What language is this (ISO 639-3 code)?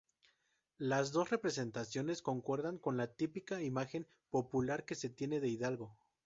spa